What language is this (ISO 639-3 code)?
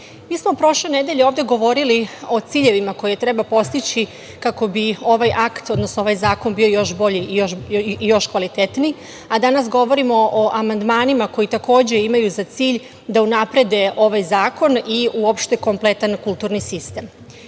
srp